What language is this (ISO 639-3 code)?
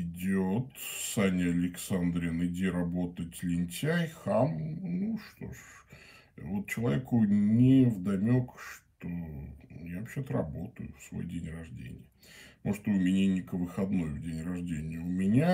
rus